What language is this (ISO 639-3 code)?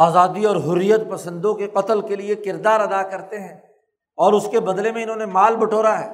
urd